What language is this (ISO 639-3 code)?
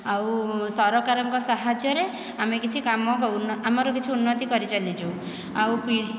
ori